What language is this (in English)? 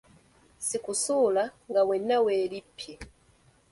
Ganda